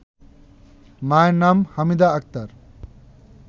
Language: Bangla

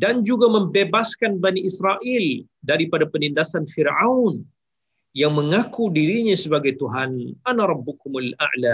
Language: Malay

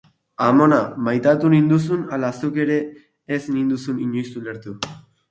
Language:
Basque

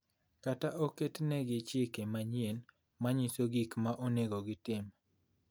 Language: Luo (Kenya and Tanzania)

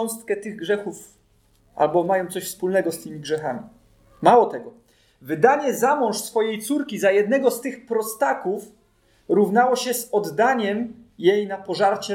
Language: Polish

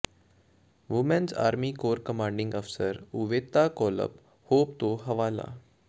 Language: Punjabi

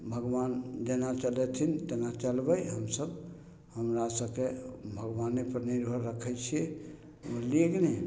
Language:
Maithili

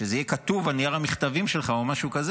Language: Hebrew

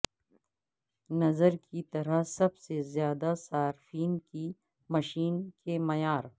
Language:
Urdu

